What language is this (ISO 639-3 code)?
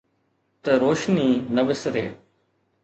snd